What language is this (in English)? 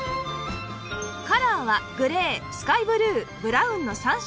Japanese